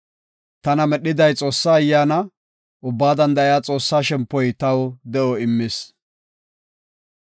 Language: Gofa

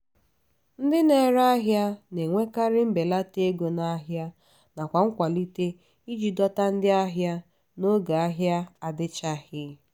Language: Igbo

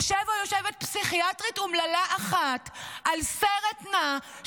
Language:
Hebrew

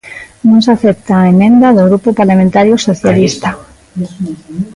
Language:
Galician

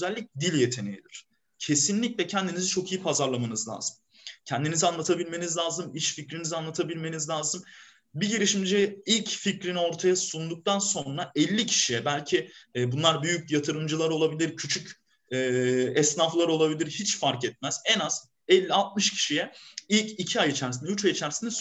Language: Turkish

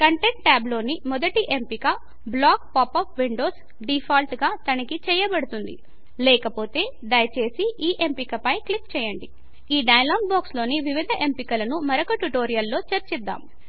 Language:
Telugu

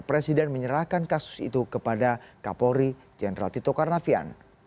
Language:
Indonesian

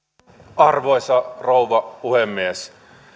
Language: Finnish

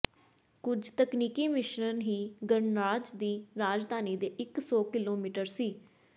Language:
Punjabi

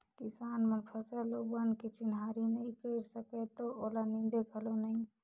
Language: Chhattisgarhi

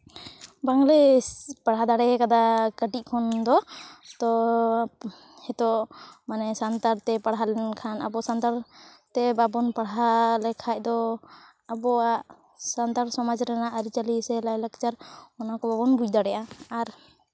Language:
Santali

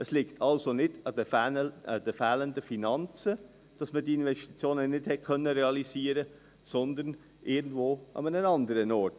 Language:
Swiss German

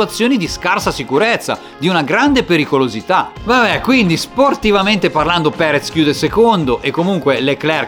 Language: Italian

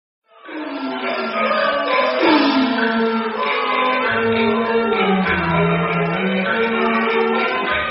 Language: Chinese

